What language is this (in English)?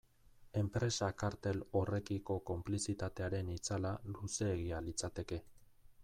Basque